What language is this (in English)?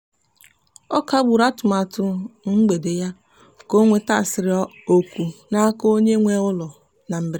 Igbo